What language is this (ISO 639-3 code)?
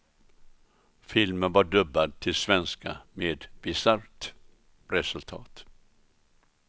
swe